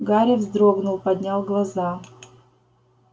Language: Russian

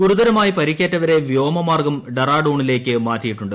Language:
Malayalam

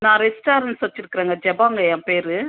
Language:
Tamil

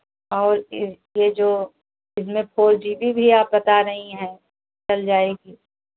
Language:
Hindi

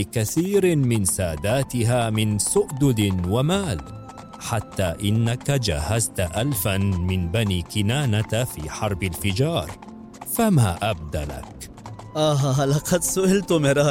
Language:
Arabic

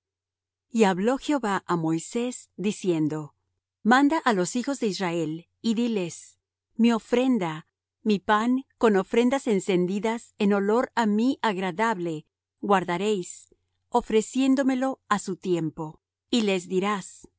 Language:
Spanish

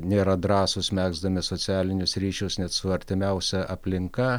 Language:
Lithuanian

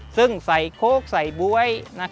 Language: Thai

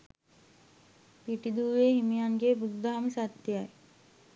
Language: Sinhala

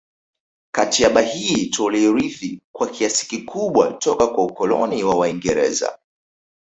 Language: Swahili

